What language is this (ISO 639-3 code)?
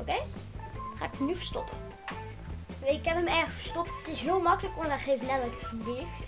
nld